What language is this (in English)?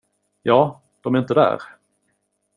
Swedish